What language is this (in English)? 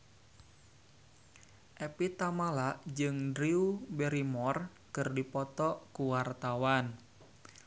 Sundanese